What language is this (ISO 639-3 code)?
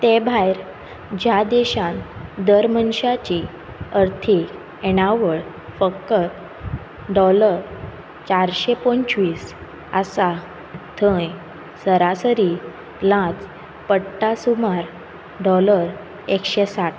kok